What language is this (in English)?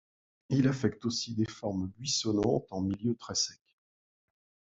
French